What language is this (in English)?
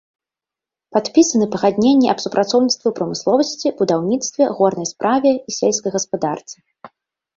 Belarusian